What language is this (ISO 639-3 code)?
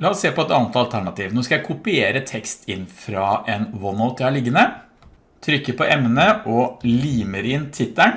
nor